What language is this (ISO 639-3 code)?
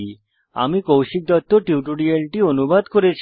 ben